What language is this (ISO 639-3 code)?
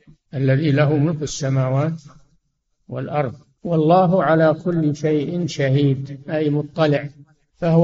ara